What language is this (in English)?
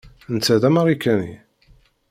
Kabyle